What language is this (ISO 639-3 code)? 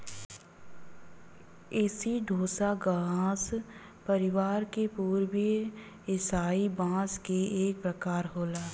bho